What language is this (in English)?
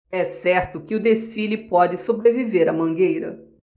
Portuguese